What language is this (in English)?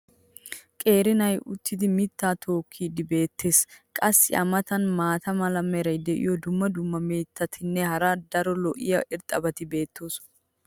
Wolaytta